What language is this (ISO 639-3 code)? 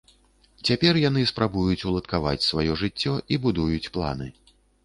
bel